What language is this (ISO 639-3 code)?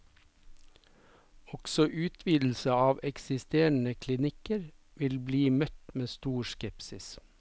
nor